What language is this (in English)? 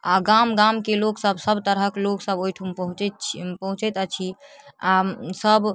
Maithili